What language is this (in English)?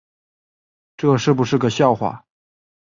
Chinese